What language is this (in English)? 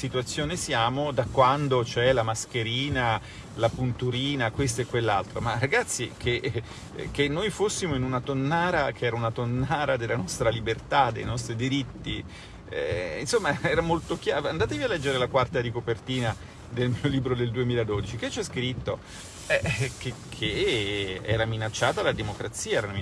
Italian